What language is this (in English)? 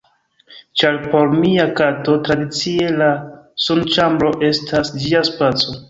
Esperanto